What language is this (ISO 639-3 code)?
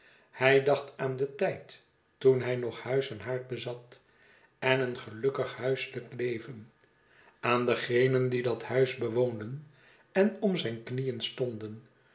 nld